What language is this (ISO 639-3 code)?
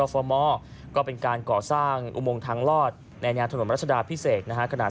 tha